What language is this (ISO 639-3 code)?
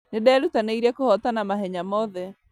kik